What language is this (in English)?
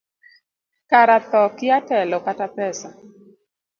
Luo (Kenya and Tanzania)